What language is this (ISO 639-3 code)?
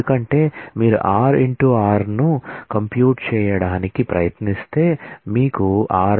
tel